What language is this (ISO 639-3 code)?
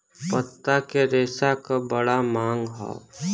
bho